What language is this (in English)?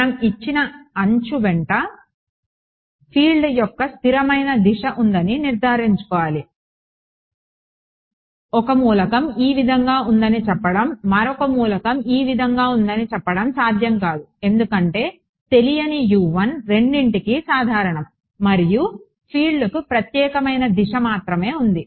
Telugu